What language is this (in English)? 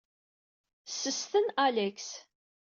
Kabyle